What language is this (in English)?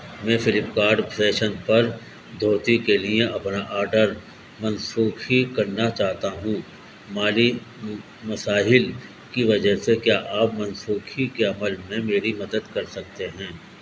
Urdu